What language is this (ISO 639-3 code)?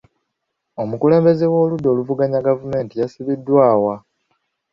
lug